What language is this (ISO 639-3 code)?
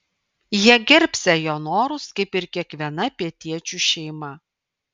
lit